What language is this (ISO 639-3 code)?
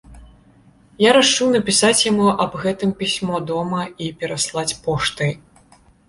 bel